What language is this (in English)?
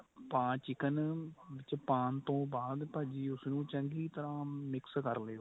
Punjabi